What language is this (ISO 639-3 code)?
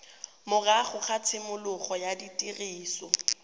tsn